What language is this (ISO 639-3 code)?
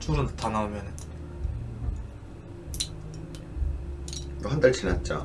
kor